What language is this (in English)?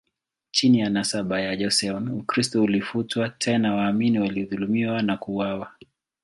Swahili